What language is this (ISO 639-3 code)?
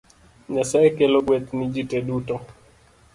luo